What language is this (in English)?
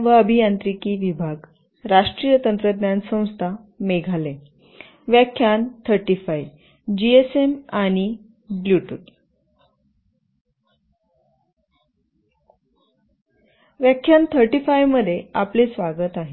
Marathi